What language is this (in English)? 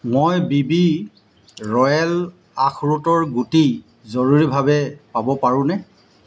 Assamese